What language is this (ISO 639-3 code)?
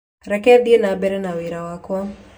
kik